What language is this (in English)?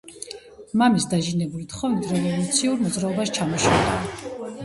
Georgian